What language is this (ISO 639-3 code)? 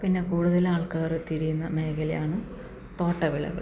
mal